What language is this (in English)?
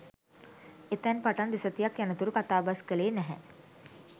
Sinhala